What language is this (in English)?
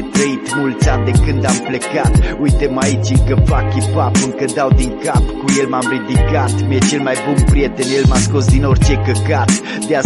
Romanian